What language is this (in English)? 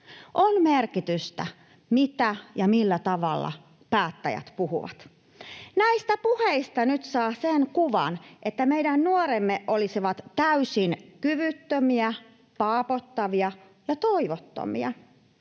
Finnish